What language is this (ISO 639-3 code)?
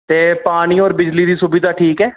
doi